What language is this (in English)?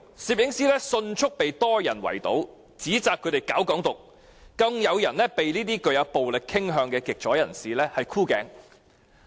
Cantonese